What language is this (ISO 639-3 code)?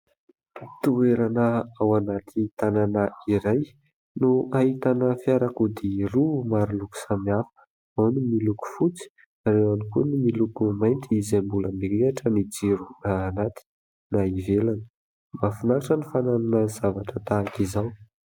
mlg